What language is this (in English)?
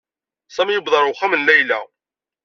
Kabyle